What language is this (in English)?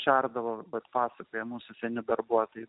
Lithuanian